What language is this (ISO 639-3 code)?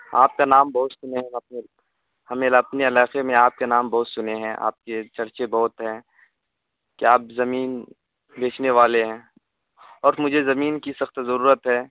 urd